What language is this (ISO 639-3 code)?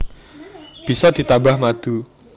jav